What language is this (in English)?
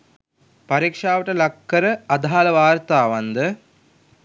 Sinhala